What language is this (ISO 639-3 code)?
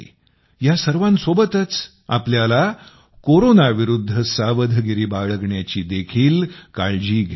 mar